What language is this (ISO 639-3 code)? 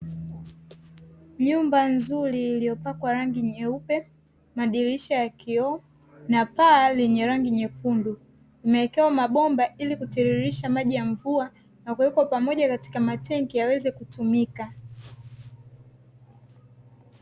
swa